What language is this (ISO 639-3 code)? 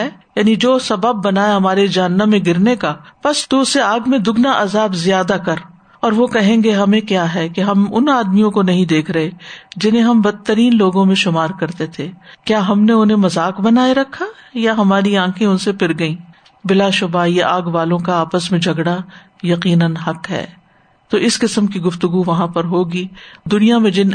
urd